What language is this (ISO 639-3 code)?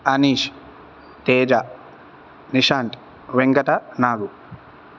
san